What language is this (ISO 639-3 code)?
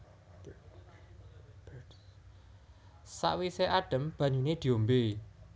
jav